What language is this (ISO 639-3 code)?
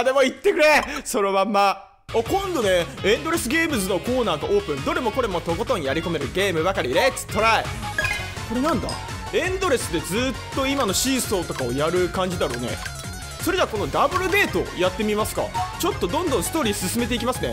jpn